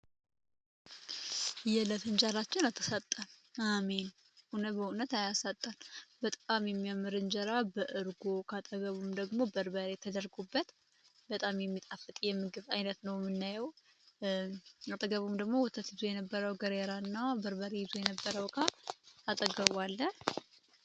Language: Amharic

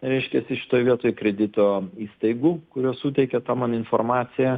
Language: Lithuanian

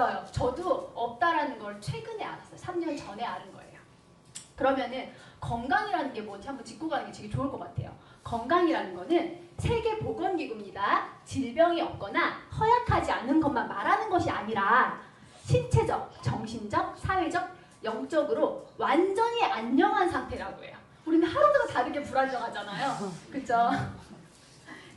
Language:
Korean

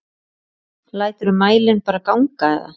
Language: Icelandic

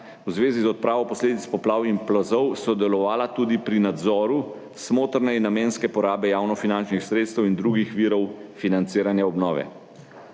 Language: Slovenian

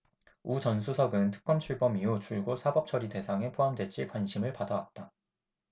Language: Korean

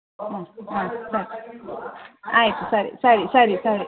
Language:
Kannada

